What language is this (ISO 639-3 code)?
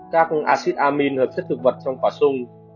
vie